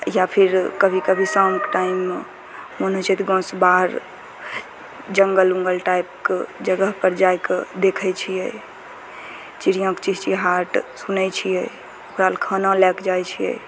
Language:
Maithili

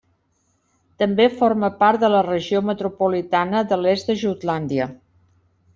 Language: Catalan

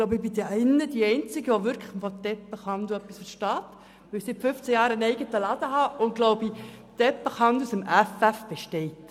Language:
Swiss German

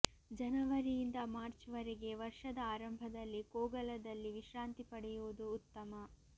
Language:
Kannada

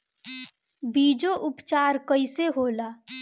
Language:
Bhojpuri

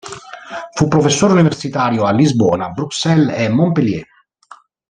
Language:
Italian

